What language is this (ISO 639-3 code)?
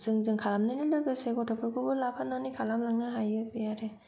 brx